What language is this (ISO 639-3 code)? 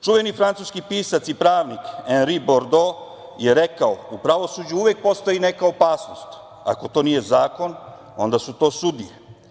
srp